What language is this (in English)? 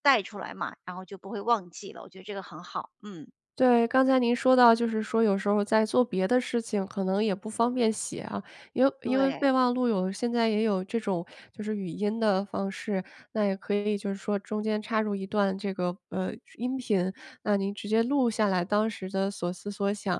Chinese